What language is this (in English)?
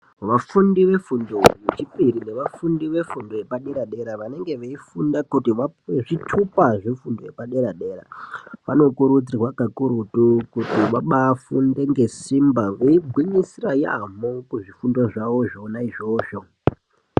Ndau